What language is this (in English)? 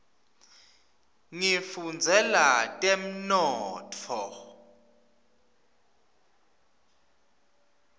Swati